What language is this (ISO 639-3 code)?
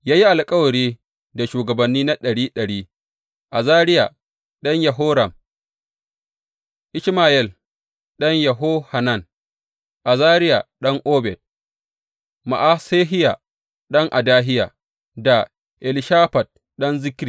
hau